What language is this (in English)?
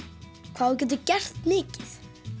Icelandic